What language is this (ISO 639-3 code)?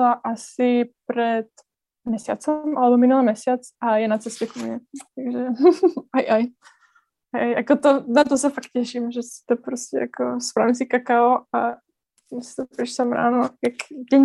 slk